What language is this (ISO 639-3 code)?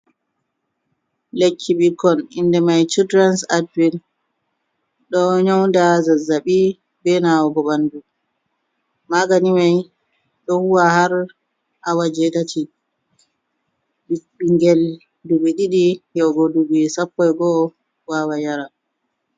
ful